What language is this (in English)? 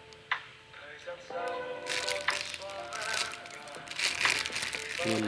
Vietnamese